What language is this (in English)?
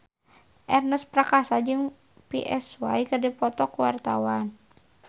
Sundanese